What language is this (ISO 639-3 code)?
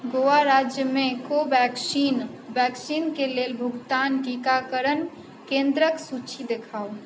mai